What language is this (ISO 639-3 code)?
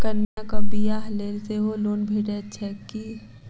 mai